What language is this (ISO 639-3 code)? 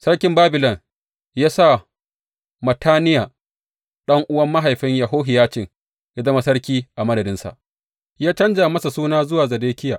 hau